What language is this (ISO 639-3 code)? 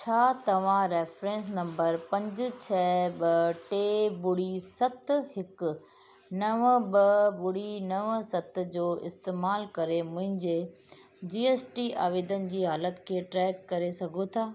snd